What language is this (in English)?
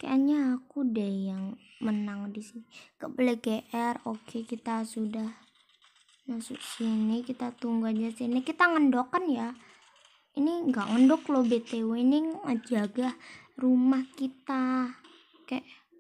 Indonesian